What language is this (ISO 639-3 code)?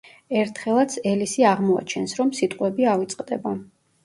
kat